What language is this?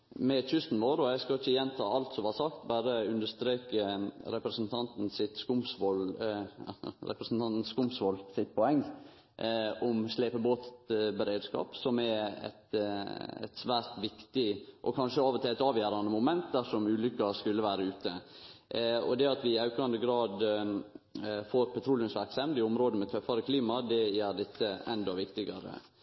Norwegian Nynorsk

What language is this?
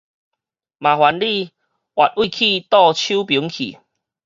Min Nan Chinese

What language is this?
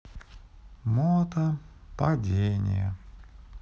Russian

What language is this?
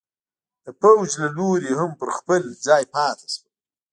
Pashto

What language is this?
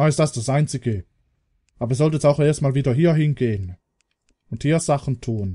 German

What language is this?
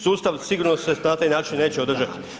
Croatian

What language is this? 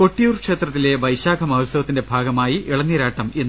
Malayalam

